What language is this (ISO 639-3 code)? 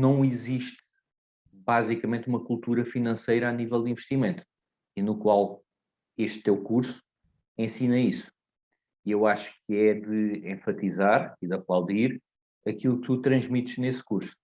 por